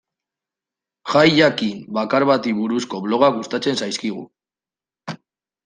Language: Basque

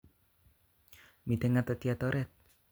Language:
Kalenjin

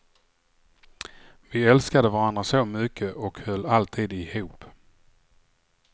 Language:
Swedish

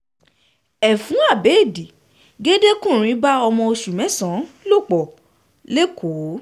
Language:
Yoruba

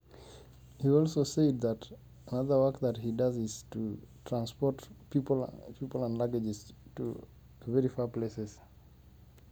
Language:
Masai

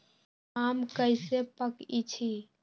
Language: Magahi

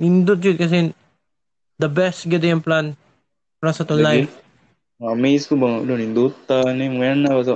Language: Filipino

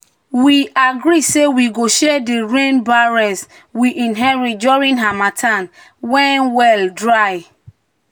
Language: Nigerian Pidgin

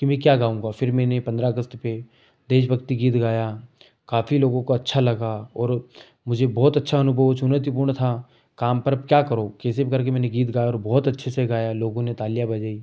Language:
Hindi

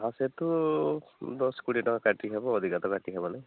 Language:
Odia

